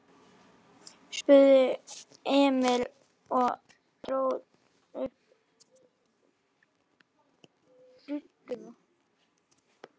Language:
Icelandic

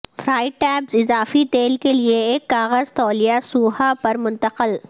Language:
Urdu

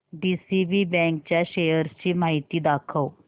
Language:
Marathi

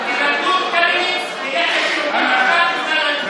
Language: Hebrew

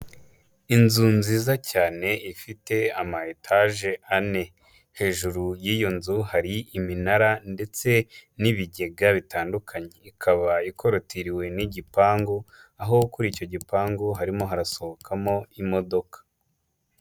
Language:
Kinyarwanda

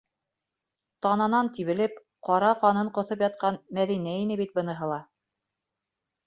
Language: Bashkir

